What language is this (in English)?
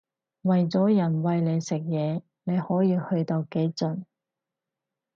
Cantonese